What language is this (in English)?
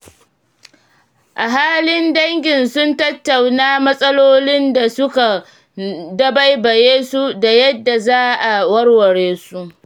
Hausa